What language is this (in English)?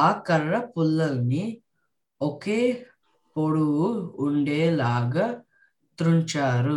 Telugu